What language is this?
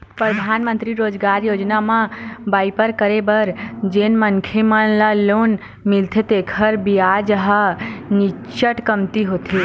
Chhattisgarhi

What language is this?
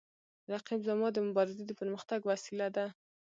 Pashto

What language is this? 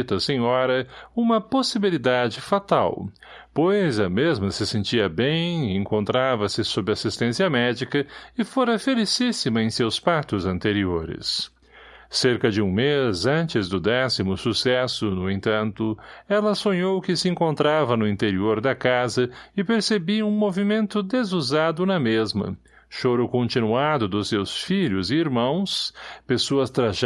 Portuguese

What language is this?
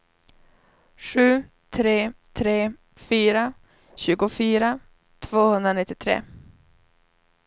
Swedish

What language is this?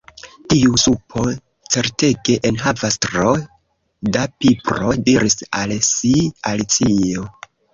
Esperanto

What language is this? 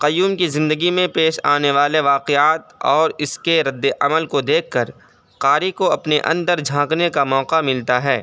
Urdu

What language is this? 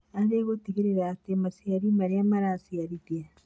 Kikuyu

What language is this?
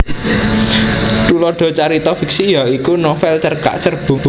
Javanese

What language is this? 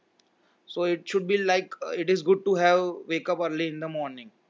Gujarati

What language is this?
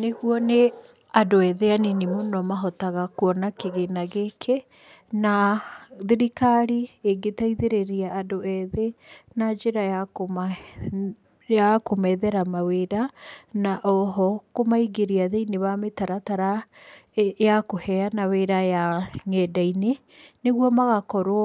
Kikuyu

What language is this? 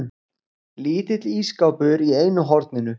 Icelandic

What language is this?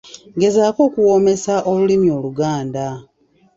Ganda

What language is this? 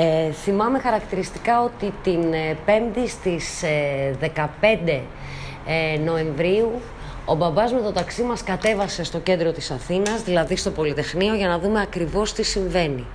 Greek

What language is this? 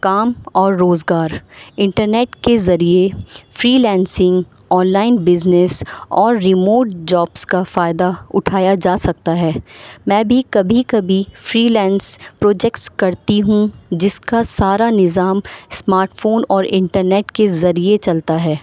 Urdu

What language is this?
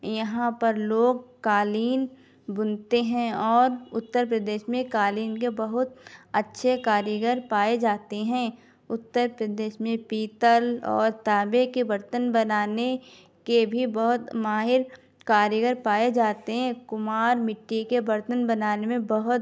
Urdu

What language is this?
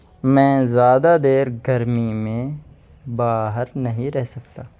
Urdu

